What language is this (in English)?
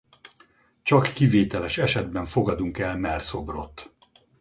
Hungarian